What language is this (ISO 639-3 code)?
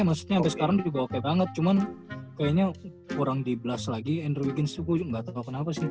ind